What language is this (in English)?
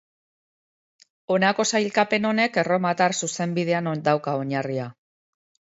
Basque